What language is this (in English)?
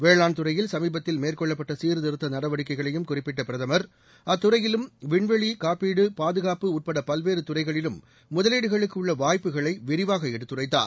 Tamil